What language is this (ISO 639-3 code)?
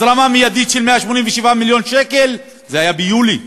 heb